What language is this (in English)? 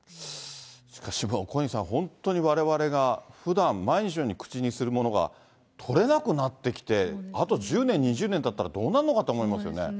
Japanese